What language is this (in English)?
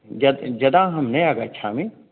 Sanskrit